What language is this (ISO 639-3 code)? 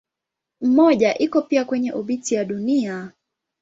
swa